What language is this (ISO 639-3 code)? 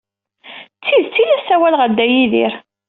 kab